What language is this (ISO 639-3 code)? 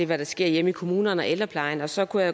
dan